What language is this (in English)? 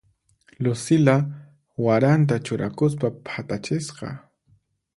Puno Quechua